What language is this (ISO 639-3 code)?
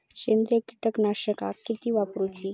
mar